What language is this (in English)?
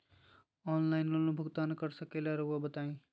Magahi